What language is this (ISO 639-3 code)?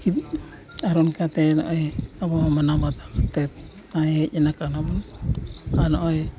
sat